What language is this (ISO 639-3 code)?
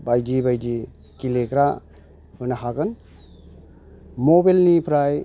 brx